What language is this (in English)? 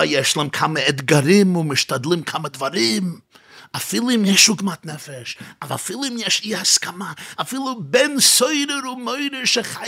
Hebrew